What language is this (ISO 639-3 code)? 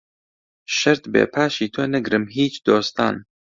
ckb